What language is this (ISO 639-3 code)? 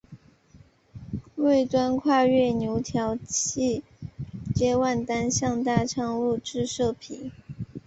zho